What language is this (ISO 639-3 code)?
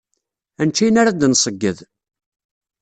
kab